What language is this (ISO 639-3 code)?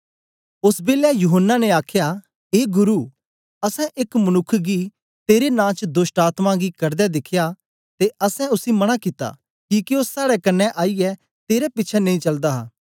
doi